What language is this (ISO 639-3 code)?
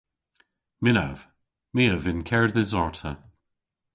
cor